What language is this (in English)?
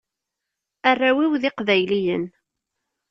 Kabyle